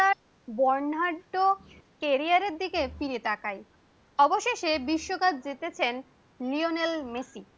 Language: Bangla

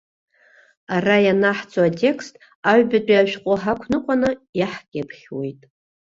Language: Abkhazian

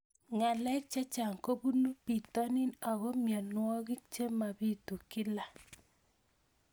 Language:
Kalenjin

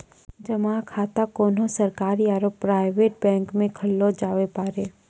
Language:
Maithili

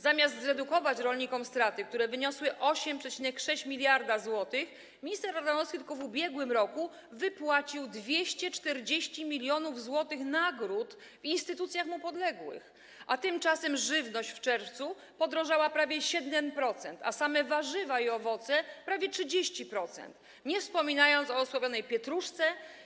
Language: Polish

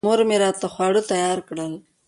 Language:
Pashto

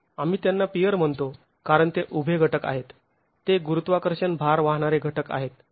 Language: Marathi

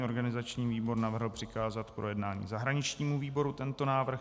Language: Czech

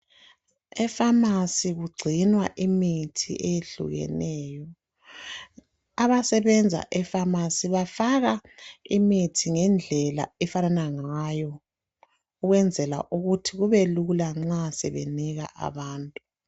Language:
North Ndebele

